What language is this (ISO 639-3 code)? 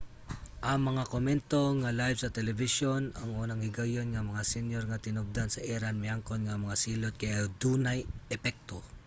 ceb